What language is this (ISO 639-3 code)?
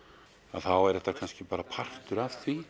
isl